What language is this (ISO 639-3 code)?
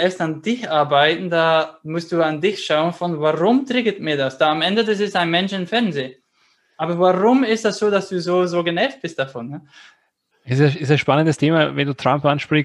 deu